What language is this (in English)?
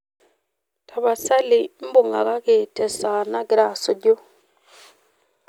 Masai